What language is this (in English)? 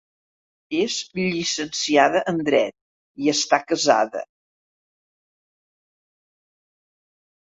Catalan